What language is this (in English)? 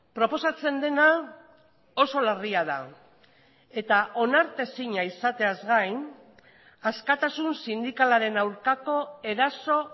Basque